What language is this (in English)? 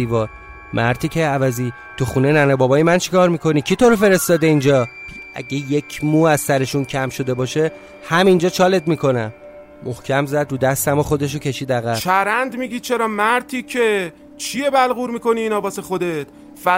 Persian